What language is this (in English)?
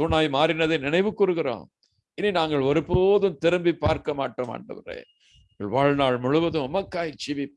Hindi